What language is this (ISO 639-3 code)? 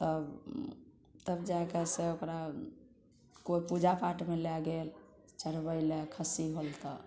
mai